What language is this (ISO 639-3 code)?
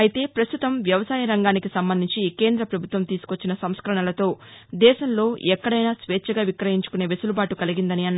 tel